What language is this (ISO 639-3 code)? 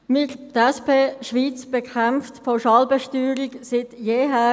gsw